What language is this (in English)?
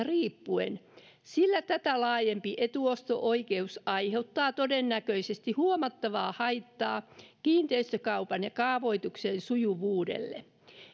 Finnish